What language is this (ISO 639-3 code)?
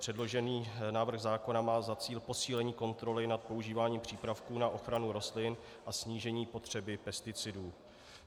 ces